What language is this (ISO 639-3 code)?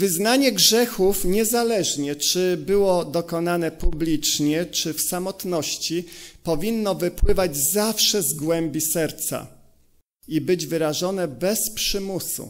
pol